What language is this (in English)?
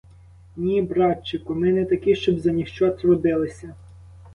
Ukrainian